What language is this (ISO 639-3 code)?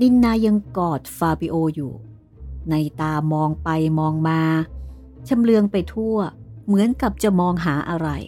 tha